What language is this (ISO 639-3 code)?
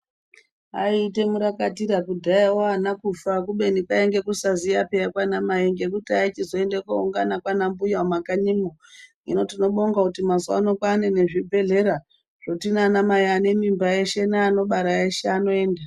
ndc